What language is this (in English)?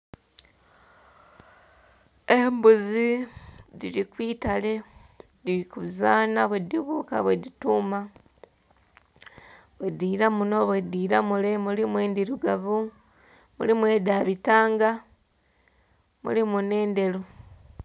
Soga